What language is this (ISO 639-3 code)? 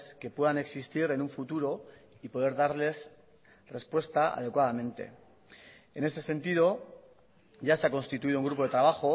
spa